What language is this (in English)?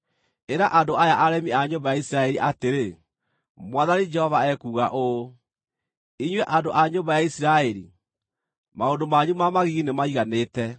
Kikuyu